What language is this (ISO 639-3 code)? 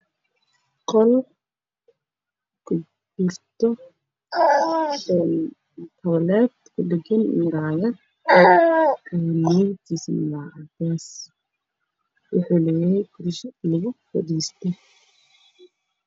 som